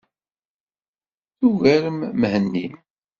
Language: Kabyle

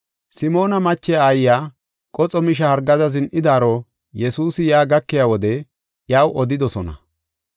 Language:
Gofa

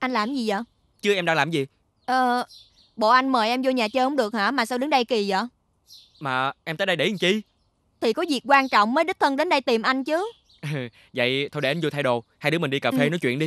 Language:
Vietnamese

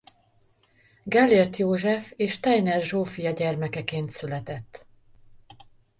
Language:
Hungarian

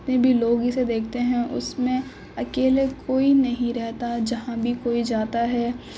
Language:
Urdu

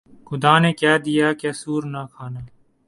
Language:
Urdu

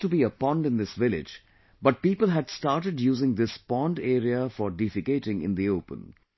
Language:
English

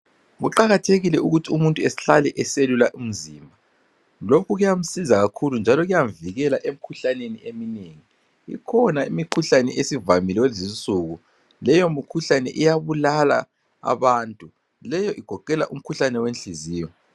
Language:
North Ndebele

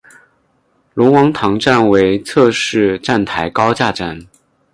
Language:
Chinese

